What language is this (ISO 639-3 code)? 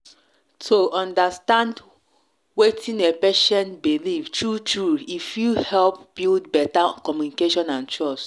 pcm